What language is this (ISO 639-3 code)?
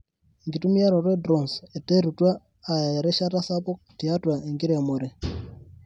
mas